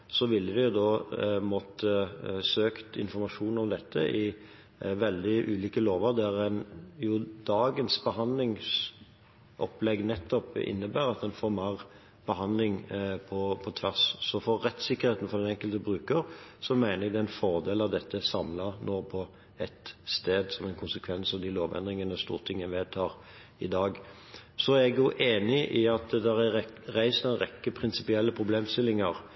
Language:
Norwegian Bokmål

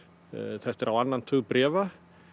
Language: Icelandic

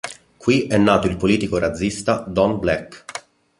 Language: Italian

